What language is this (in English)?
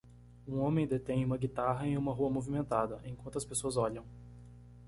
Portuguese